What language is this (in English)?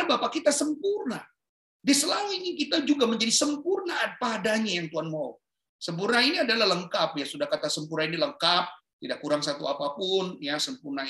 Indonesian